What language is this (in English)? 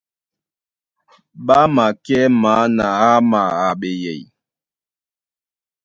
Duala